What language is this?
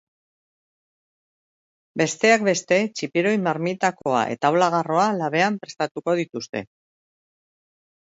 Basque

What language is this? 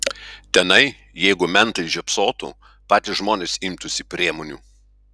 Lithuanian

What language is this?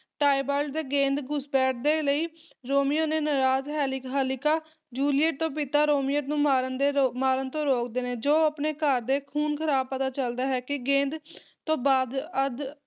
Punjabi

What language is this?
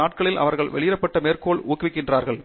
Tamil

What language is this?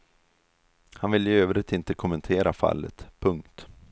Swedish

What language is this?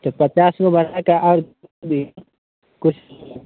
Maithili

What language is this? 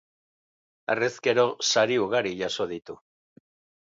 Basque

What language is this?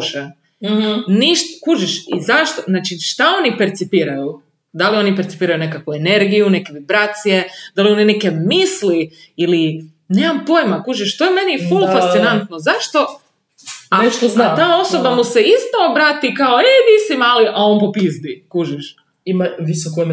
Croatian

